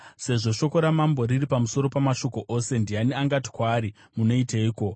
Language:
Shona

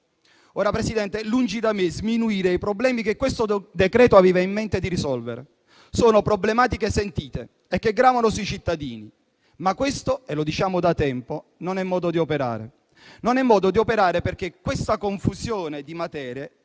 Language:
Italian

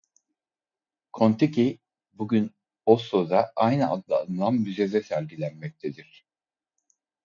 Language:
Turkish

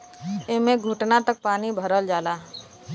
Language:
Bhojpuri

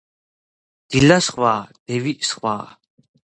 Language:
Georgian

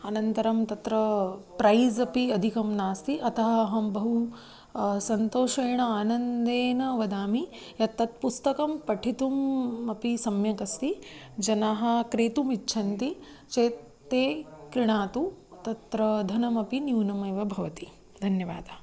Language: Sanskrit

